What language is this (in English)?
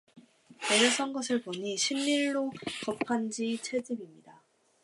Korean